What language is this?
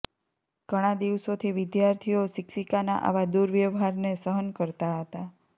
Gujarati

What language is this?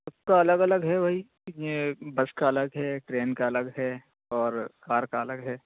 Urdu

